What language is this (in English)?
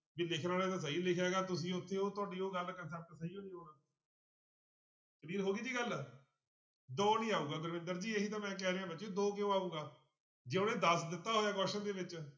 Punjabi